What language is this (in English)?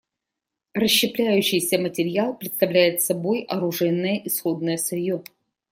Russian